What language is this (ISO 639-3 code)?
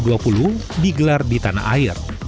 ind